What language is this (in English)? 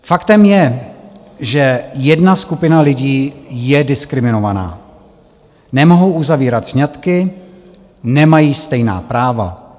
Czech